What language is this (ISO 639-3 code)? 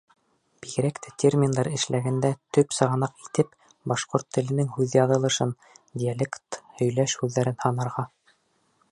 bak